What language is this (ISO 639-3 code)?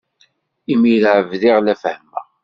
kab